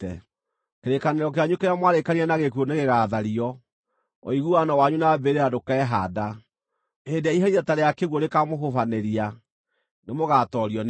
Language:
Kikuyu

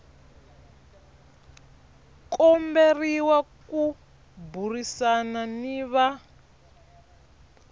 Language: Tsonga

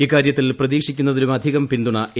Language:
Malayalam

